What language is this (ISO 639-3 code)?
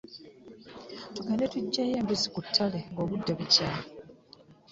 lug